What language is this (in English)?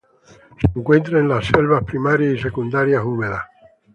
Spanish